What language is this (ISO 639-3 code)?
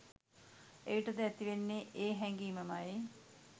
sin